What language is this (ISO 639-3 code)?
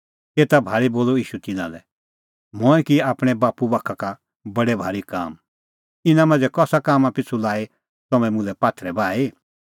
kfx